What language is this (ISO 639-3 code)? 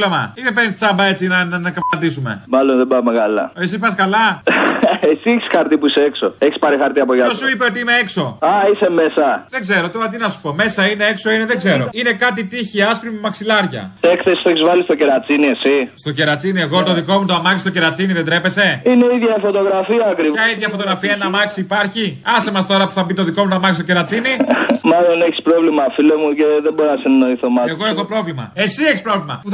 ell